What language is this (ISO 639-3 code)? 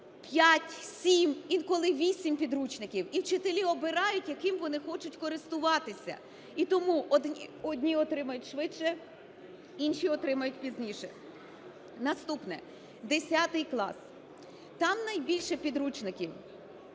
ukr